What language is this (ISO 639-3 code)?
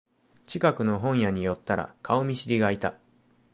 jpn